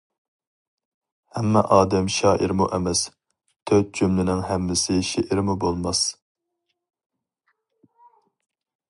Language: Uyghur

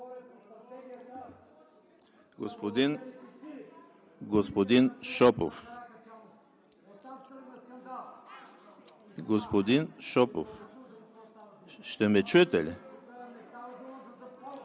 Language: Bulgarian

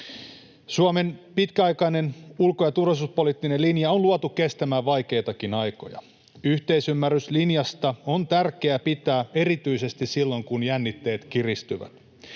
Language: Finnish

